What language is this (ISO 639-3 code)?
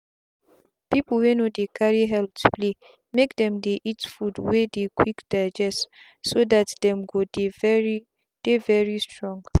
pcm